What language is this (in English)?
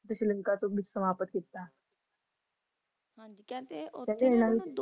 Punjabi